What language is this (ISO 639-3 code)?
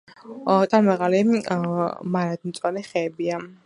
kat